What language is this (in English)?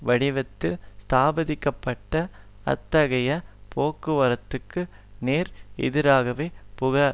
Tamil